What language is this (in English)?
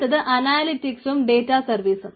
Malayalam